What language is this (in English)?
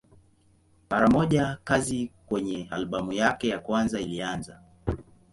Swahili